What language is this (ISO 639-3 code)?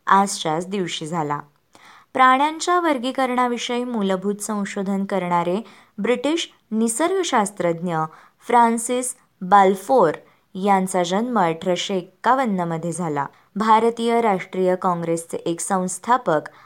mar